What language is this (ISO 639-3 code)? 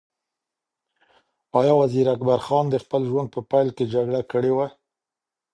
pus